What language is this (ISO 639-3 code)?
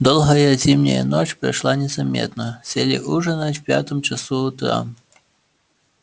rus